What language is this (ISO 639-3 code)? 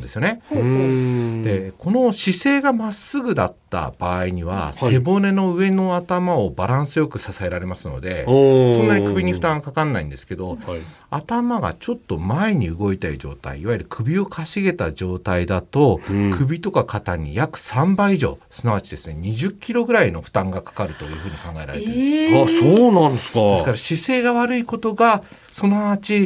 jpn